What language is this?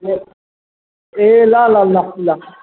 Nepali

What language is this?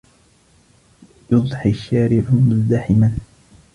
Arabic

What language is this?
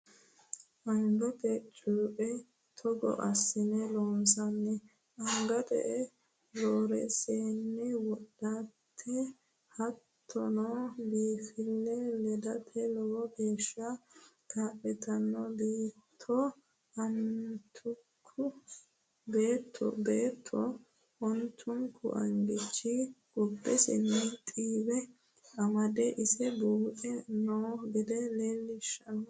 Sidamo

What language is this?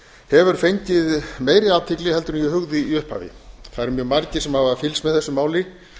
Icelandic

